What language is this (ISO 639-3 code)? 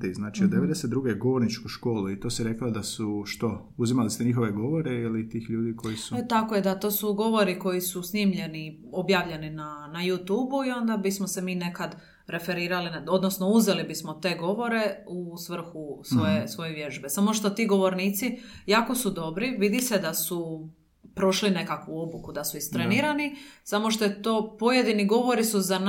hrv